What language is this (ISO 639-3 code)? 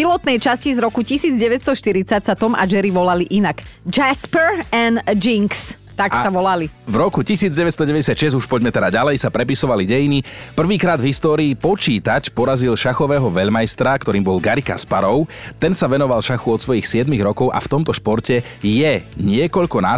slk